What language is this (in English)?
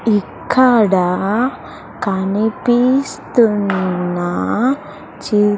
Telugu